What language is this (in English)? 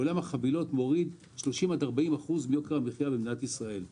Hebrew